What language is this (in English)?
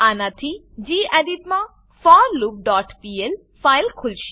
Gujarati